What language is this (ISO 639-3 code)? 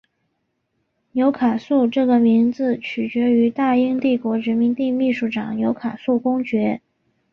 zho